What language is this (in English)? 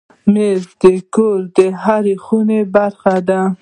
Pashto